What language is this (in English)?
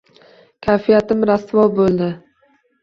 Uzbek